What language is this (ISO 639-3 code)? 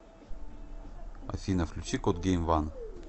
rus